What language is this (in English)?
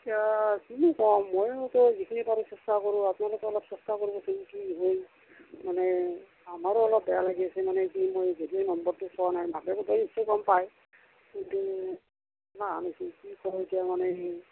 Assamese